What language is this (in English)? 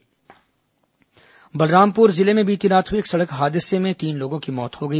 Hindi